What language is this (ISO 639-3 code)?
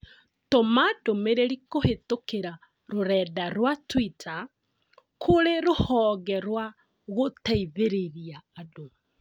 kik